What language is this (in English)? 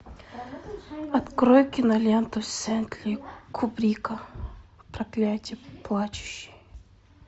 Russian